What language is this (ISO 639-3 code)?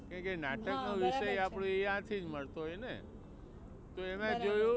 guj